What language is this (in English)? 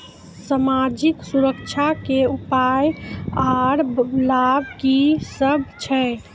Maithili